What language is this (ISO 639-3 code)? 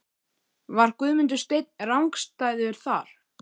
isl